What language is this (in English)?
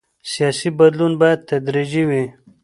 Pashto